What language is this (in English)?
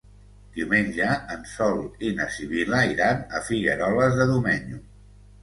Catalan